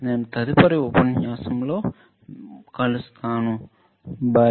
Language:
Telugu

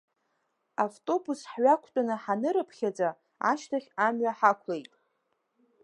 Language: Abkhazian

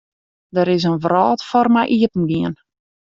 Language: Western Frisian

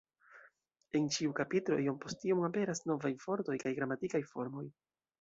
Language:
Esperanto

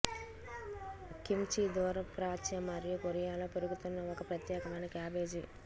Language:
Telugu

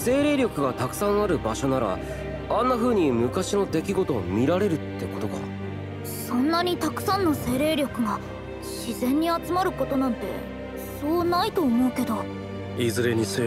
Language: Japanese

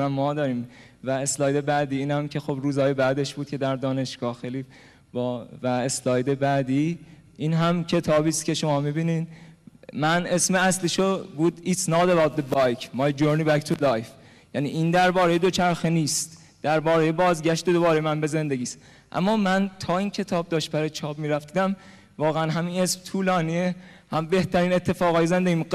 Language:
Persian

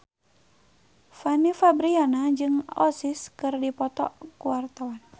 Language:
Sundanese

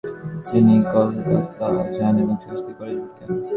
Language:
Bangla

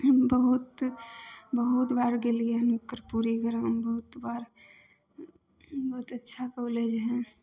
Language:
Maithili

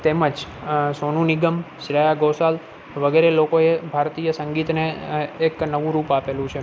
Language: Gujarati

